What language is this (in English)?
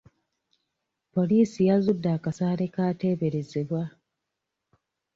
Ganda